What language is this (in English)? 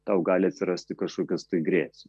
Lithuanian